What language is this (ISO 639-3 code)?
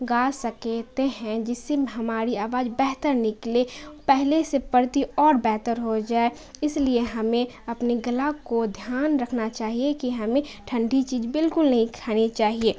urd